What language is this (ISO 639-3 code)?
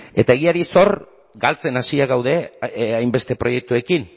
eus